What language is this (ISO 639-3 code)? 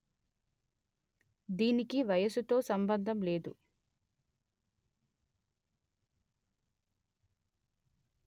tel